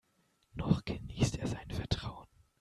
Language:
German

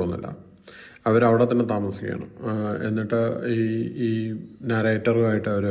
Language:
Malayalam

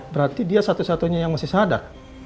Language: Indonesian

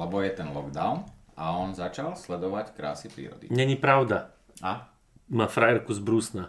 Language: Slovak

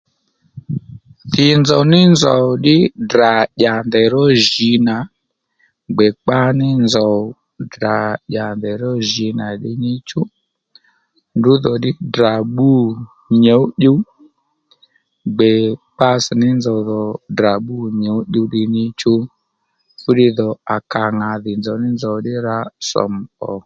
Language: Lendu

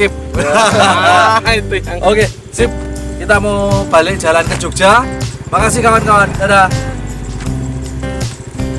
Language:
Indonesian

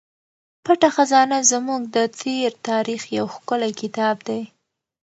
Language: Pashto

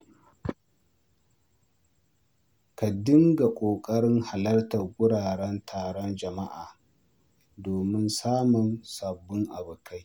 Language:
Hausa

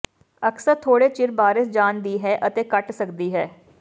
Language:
Punjabi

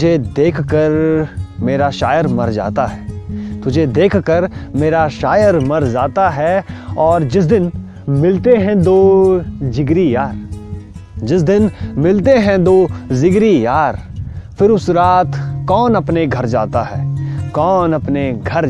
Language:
Hindi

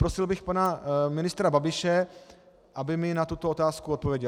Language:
Czech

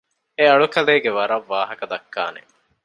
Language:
Divehi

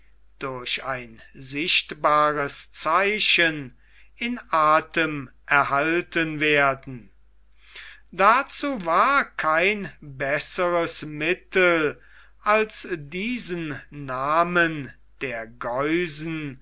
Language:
German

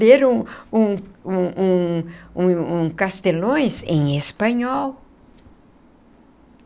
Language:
Portuguese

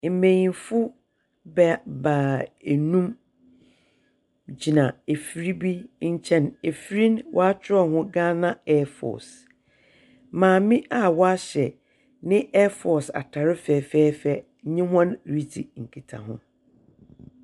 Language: Akan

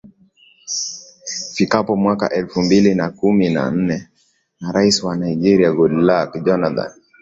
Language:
Swahili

